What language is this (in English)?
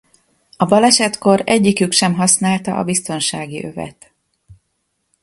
Hungarian